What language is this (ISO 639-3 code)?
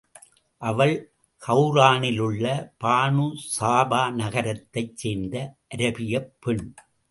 tam